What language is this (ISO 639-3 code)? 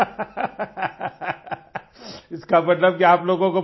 hin